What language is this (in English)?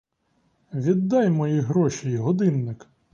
Ukrainian